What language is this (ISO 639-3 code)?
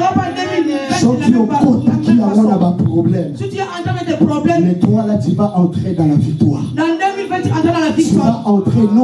fra